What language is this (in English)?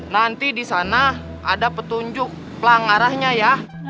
Indonesian